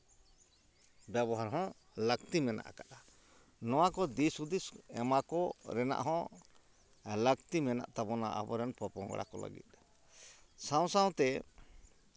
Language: Santali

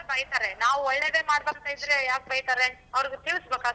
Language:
Kannada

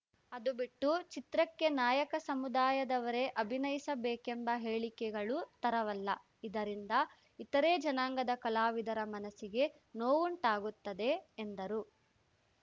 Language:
Kannada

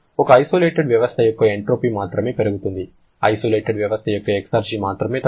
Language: Telugu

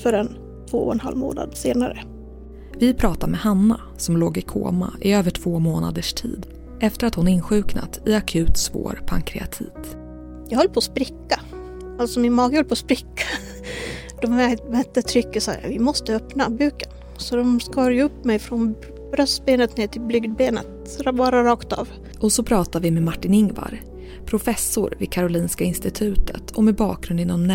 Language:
Swedish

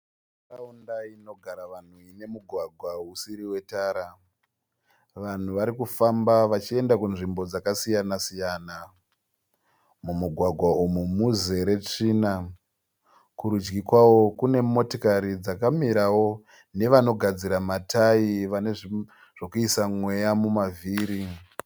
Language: Shona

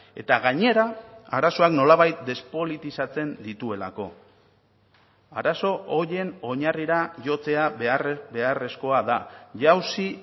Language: Basque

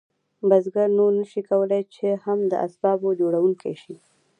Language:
Pashto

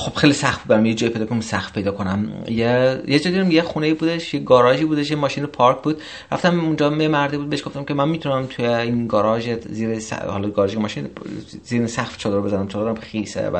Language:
Persian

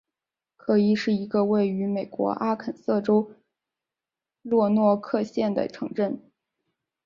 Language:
Chinese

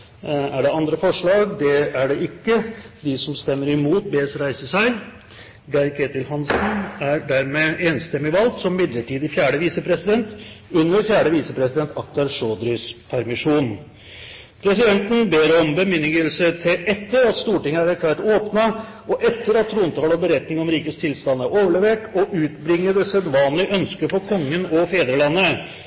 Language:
Norwegian Bokmål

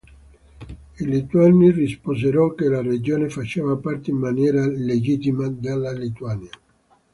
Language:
Italian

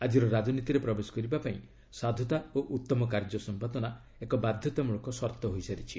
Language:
Odia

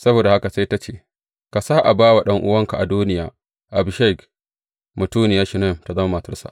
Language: Hausa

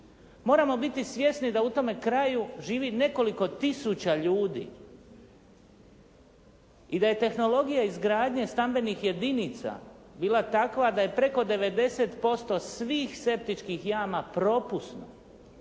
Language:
Croatian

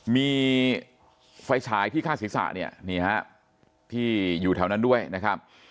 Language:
Thai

